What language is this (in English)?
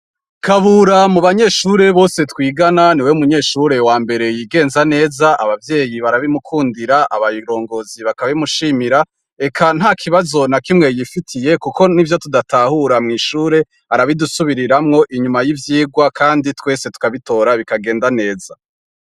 Rundi